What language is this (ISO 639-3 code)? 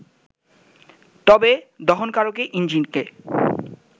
ben